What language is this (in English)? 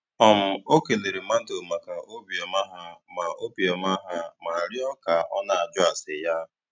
Igbo